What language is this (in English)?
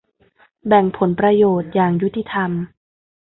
Thai